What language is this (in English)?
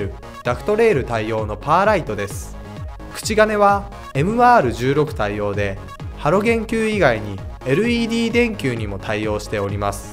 Japanese